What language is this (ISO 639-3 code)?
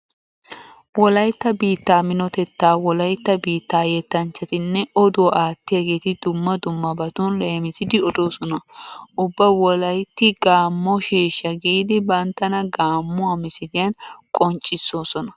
wal